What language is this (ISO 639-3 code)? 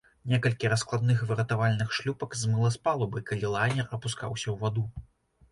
bel